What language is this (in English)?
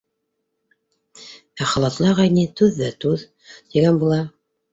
Bashkir